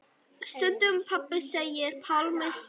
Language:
Icelandic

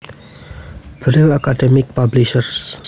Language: Javanese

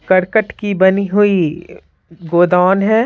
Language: Hindi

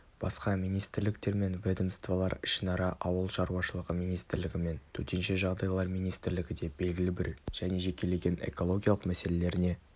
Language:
Kazakh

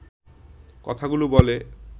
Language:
Bangla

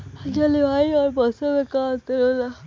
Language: Bhojpuri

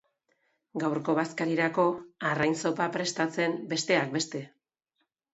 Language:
Basque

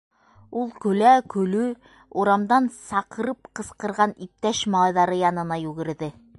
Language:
Bashkir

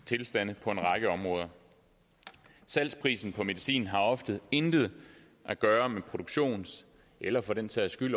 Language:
Danish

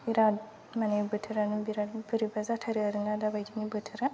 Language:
Bodo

